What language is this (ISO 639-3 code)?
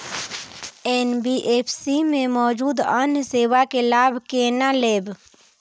mai